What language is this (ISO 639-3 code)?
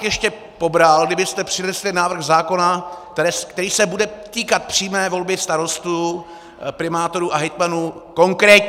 ces